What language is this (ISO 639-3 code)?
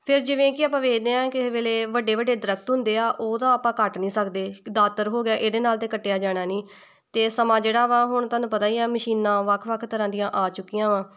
pan